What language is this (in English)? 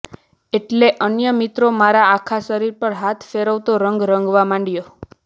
Gujarati